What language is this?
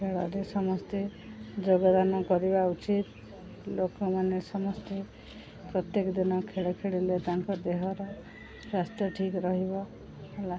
Odia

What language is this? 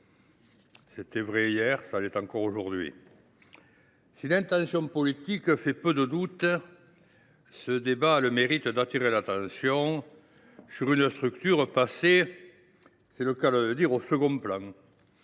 French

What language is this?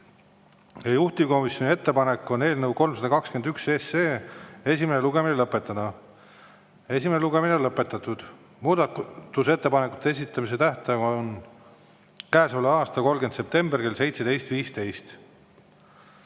Estonian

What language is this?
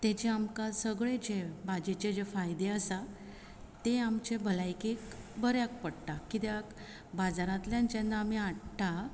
Konkani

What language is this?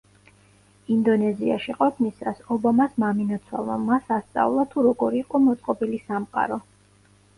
Georgian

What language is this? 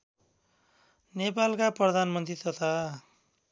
Nepali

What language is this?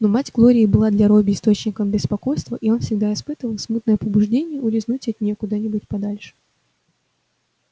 Russian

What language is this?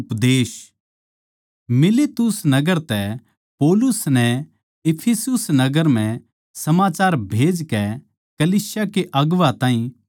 Haryanvi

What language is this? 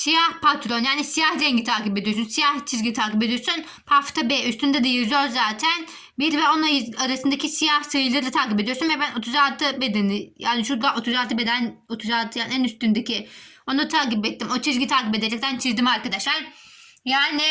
Turkish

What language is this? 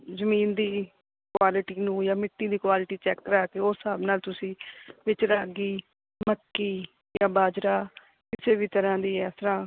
Punjabi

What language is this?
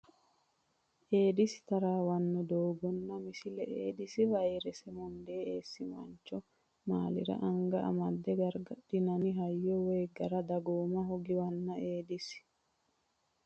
Sidamo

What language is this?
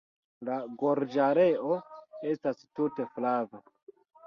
Esperanto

